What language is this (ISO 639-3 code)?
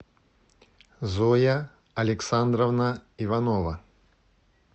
rus